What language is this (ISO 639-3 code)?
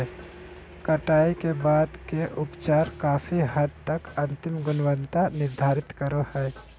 mag